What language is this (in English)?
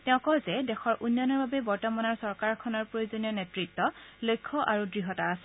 Assamese